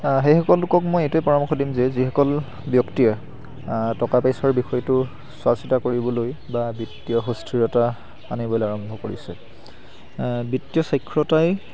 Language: Assamese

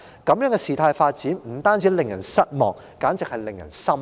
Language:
Cantonese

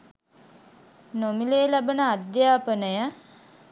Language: Sinhala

